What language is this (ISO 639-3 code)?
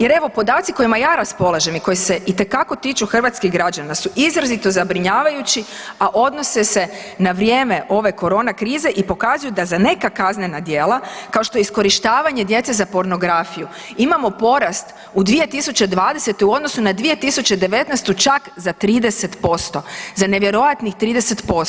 hrv